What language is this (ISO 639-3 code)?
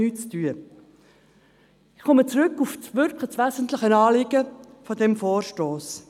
gsw